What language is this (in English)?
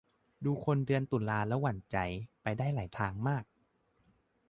Thai